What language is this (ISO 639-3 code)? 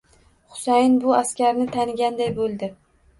uzb